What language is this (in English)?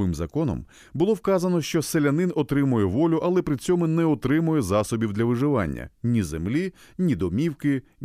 Ukrainian